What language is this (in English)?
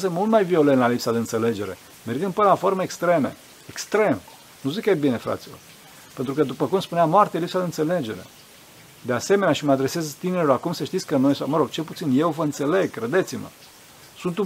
Romanian